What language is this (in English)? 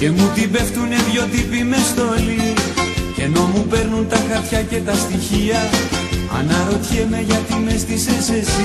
Greek